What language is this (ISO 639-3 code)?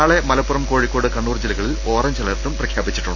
mal